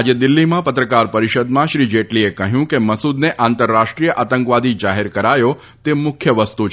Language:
Gujarati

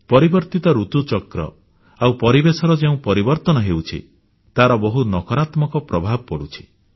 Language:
Odia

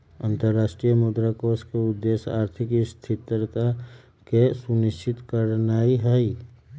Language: Magahi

